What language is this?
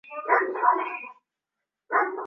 Swahili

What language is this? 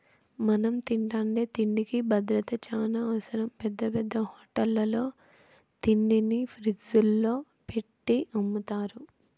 Telugu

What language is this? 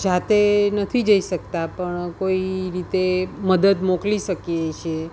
Gujarati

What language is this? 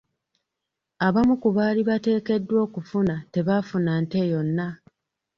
Ganda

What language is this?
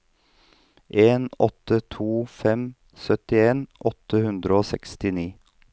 Norwegian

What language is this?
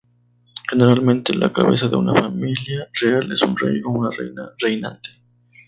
Spanish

